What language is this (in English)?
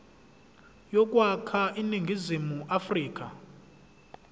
Zulu